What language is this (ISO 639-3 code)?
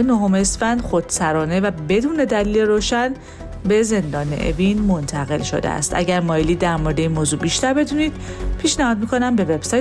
fas